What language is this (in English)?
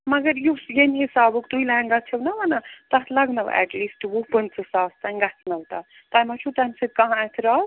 Kashmiri